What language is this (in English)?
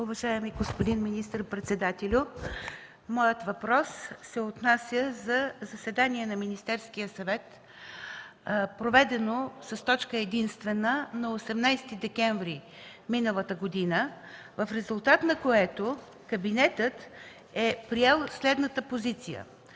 Bulgarian